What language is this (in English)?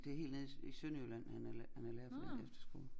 Danish